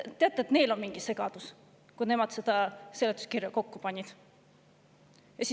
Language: Estonian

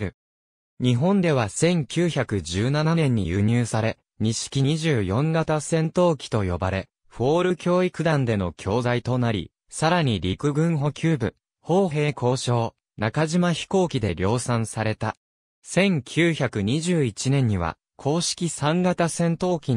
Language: Japanese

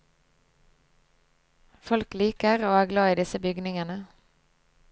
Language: Norwegian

